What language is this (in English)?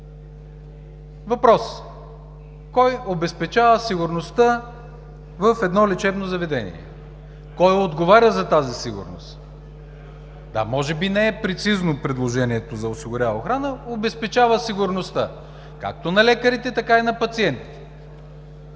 Bulgarian